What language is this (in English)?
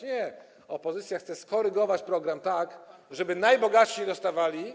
Polish